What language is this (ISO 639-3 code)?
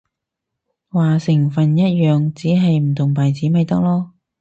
yue